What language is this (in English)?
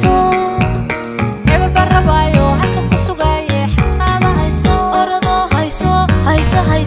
Arabic